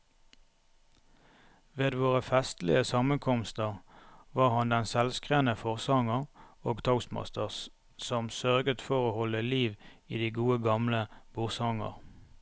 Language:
Norwegian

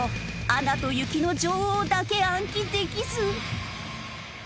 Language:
Japanese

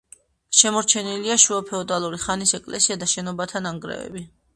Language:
Georgian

